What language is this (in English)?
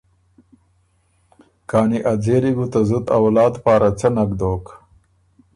Ormuri